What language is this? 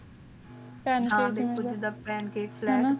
Punjabi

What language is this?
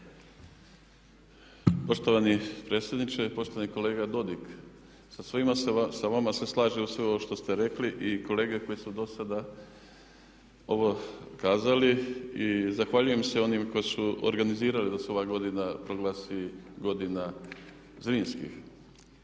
Croatian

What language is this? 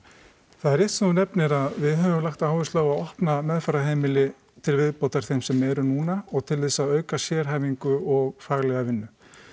Icelandic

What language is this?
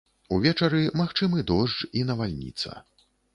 Belarusian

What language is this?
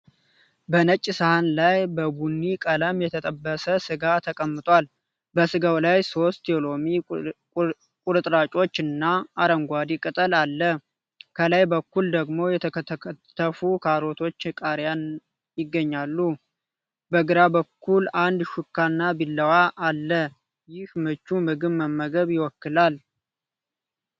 Amharic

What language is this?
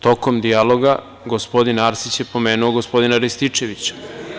Serbian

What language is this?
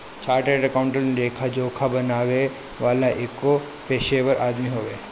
Bhojpuri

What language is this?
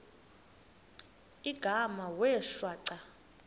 Xhosa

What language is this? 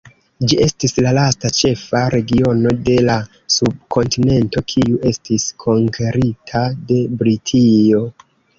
Esperanto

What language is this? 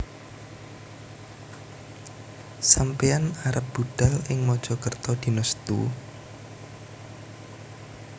Javanese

